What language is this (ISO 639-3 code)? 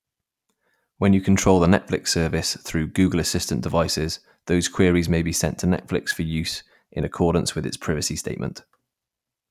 eng